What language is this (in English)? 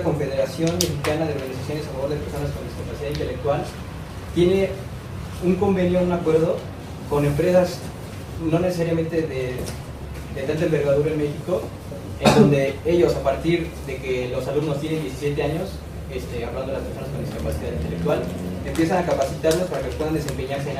Spanish